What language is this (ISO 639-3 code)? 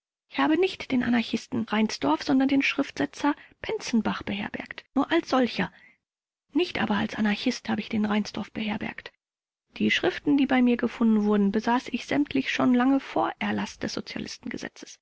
deu